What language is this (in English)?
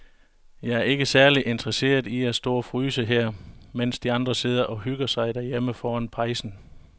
Danish